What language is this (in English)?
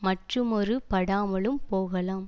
Tamil